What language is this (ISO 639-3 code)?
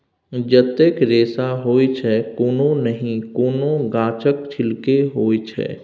mai